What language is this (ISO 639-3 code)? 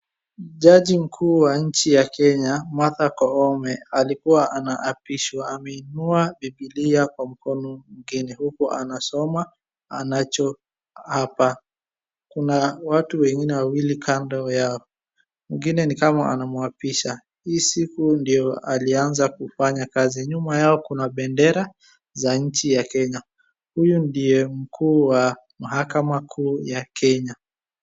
swa